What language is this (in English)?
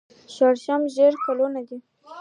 Pashto